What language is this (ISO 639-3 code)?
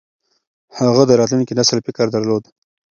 pus